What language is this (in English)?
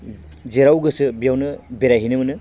Bodo